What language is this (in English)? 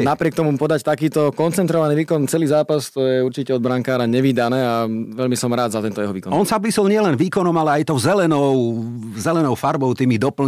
Slovak